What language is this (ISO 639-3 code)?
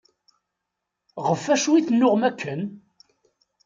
kab